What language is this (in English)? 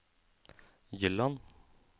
Norwegian